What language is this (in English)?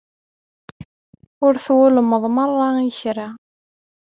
Kabyle